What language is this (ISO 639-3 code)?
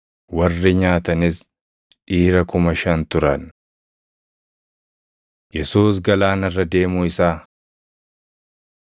orm